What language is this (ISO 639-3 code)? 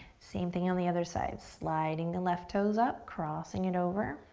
eng